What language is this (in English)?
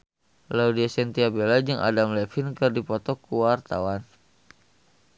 Sundanese